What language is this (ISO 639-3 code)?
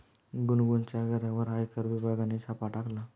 mar